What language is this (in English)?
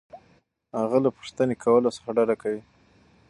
Pashto